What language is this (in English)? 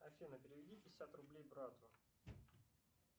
Russian